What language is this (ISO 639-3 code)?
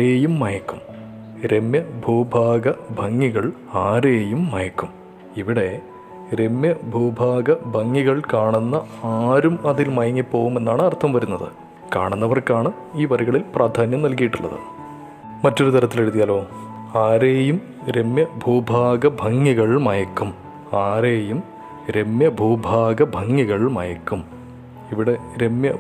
mal